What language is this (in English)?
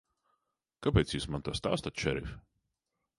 Latvian